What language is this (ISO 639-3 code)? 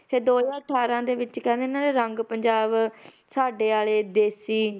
pan